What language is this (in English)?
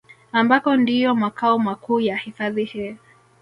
Swahili